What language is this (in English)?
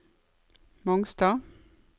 Norwegian